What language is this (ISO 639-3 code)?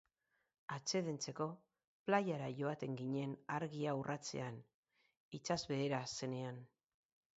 eus